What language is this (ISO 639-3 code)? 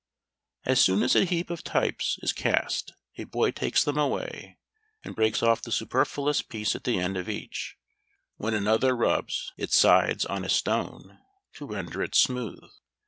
eng